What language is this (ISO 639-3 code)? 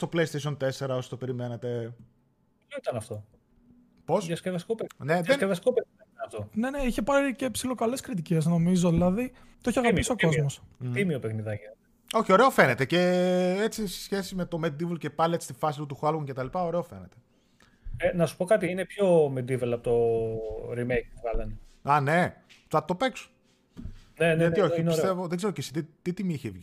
ell